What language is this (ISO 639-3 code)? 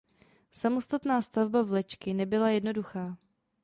ces